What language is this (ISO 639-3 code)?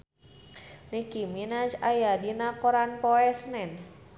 sun